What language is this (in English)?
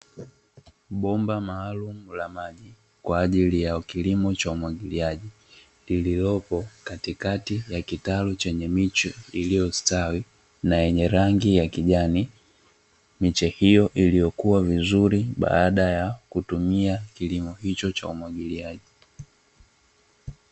Swahili